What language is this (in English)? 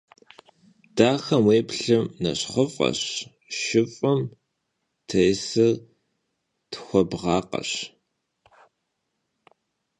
Kabardian